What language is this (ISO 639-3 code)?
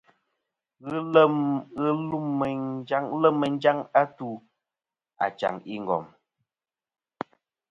bkm